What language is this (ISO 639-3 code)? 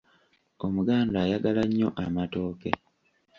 lug